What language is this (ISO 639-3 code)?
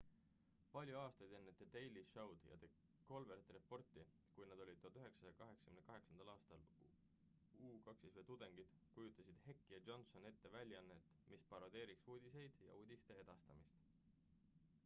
est